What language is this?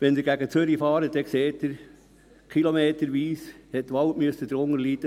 Swiss German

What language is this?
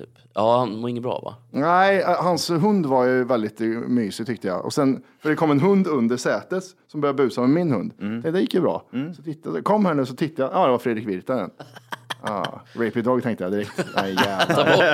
Swedish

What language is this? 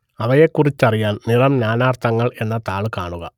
Malayalam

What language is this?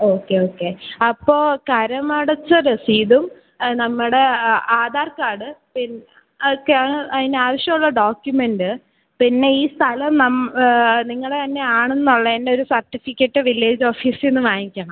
Malayalam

